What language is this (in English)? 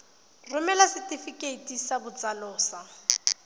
Tswana